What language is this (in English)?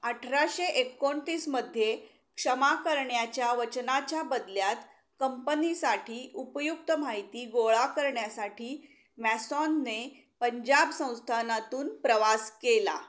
Marathi